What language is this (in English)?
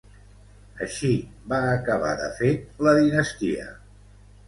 Catalan